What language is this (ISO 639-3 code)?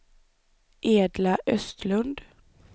swe